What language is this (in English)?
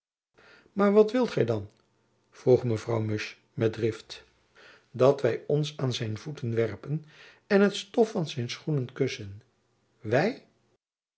Dutch